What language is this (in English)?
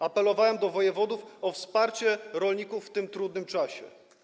Polish